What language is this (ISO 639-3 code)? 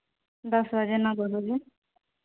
sat